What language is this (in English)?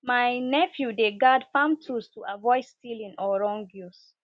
Nigerian Pidgin